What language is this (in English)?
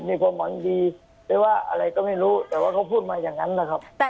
Thai